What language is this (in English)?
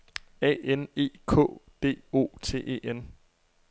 Danish